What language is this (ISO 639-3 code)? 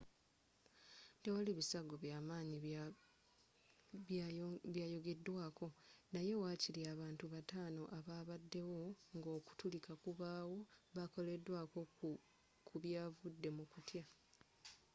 lug